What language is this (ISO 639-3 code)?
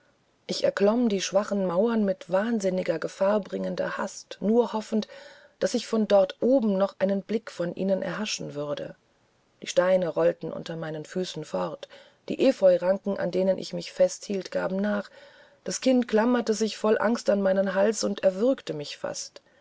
deu